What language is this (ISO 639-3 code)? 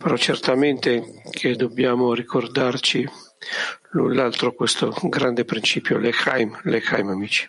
ita